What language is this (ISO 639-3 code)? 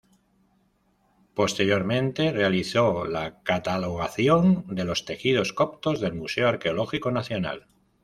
spa